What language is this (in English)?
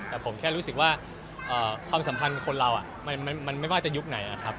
Thai